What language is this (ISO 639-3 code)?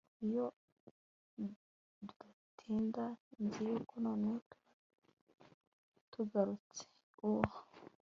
kin